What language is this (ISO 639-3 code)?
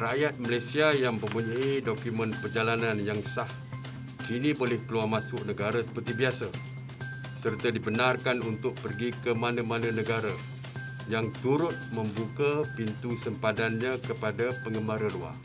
msa